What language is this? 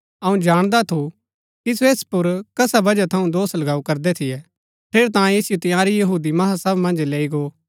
Gaddi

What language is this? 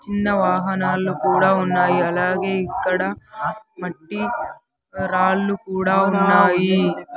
Telugu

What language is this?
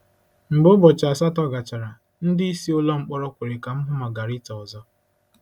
Igbo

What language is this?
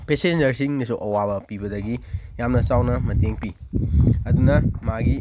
Manipuri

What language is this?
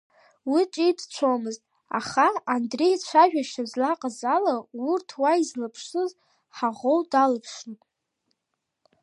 Abkhazian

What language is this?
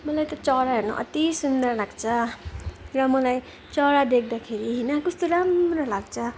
Nepali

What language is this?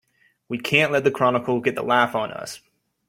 English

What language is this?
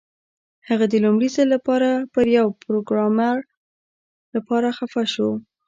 Pashto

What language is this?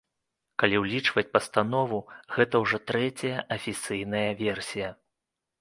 Belarusian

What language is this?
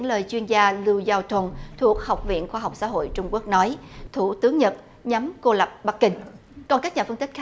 Vietnamese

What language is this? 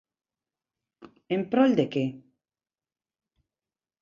Galician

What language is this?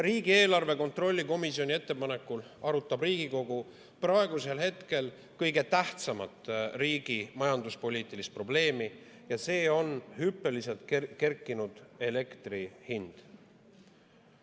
Estonian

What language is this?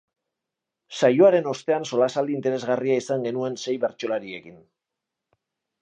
Basque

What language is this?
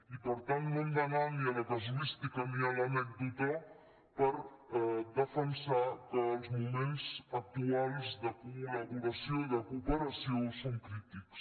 Catalan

